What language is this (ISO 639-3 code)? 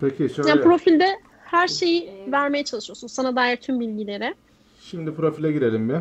tur